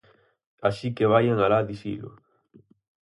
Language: Galician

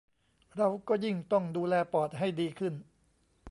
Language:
Thai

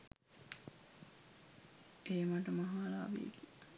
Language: Sinhala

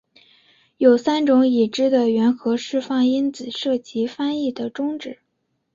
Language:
Chinese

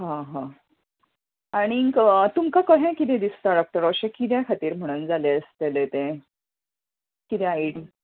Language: Konkani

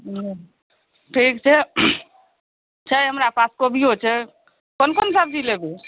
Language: Maithili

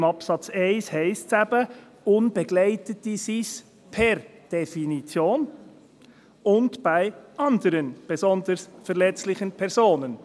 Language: Swiss German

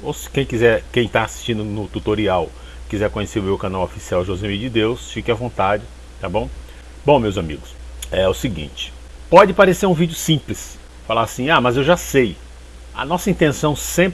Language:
Portuguese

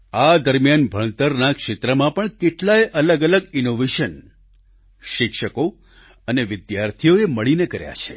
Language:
Gujarati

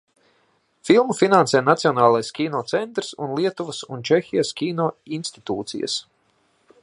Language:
Latvian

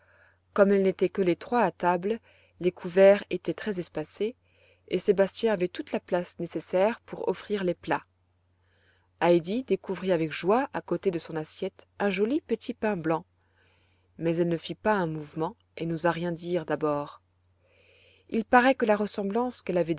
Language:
French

